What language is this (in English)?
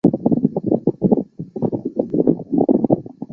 Chinese